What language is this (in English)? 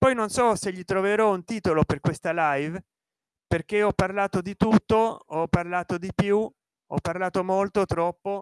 Italian